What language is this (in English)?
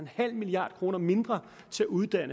Danish